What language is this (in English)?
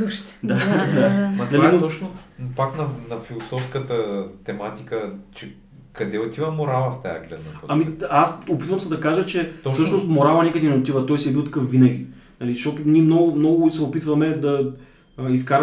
Bulgarian